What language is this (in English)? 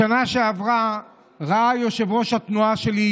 Hebrew